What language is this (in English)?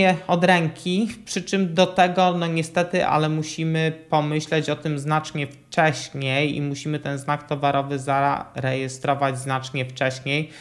Polish